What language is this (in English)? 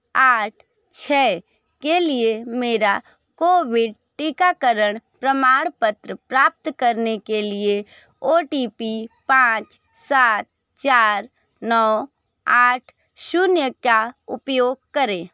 Hindi